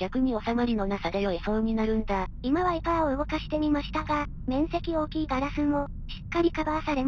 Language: Japanese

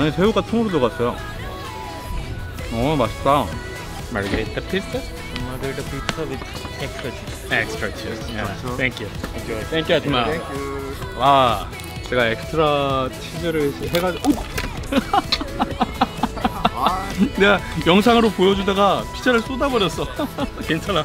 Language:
Korean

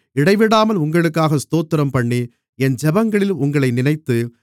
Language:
Tamil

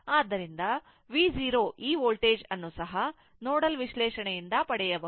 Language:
Kannada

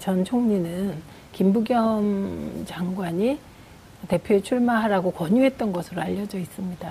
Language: Korean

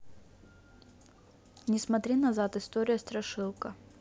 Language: Russian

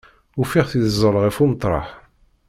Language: Kabyle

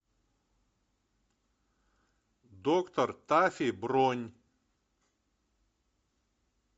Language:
Russian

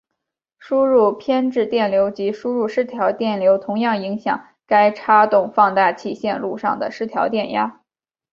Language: Chinese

